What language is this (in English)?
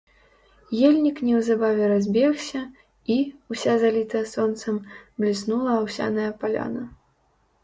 Belarusian